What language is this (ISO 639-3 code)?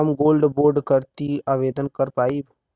bho